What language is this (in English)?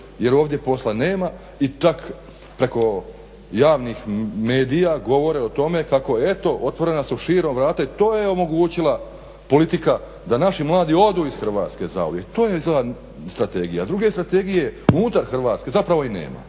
Croatian